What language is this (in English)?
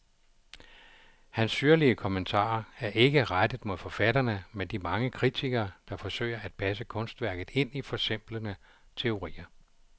Danish